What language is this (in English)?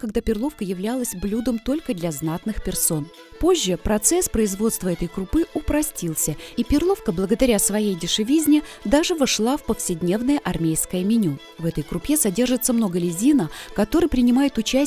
Russian